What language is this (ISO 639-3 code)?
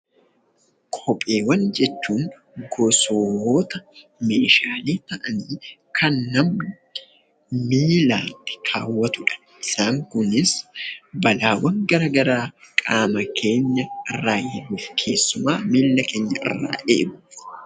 orm